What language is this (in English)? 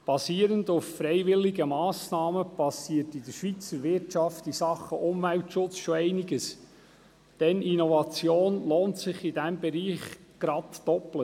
Swiss German